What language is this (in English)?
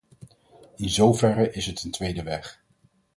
Dutch